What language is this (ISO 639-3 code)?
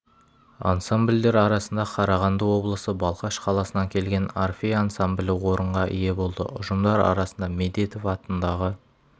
kaz